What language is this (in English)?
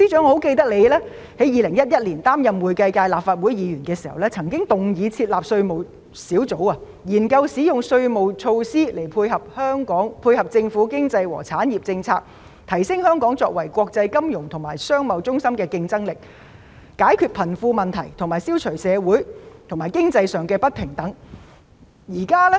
Cantonese